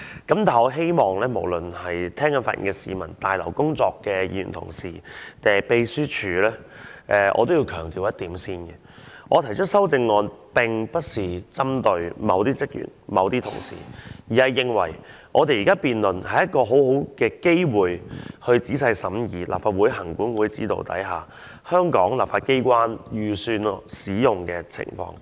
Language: Cantonese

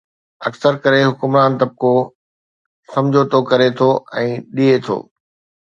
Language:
Sindhi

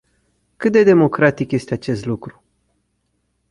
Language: Romanian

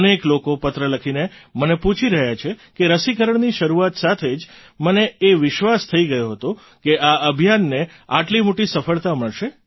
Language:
Gujarati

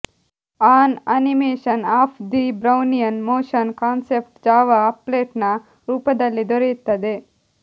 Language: Kannada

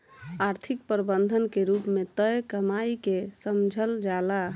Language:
Bhojpuri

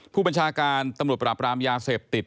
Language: Thai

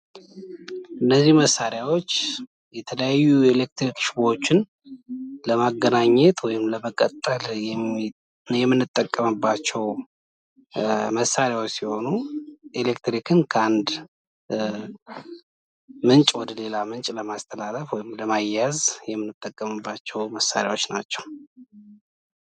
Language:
Amharic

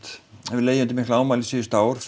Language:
Icelandic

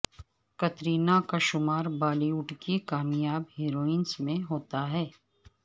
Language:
Urdu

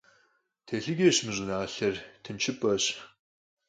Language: Kabardian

